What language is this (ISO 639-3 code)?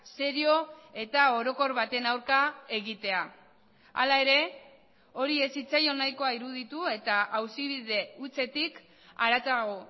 eus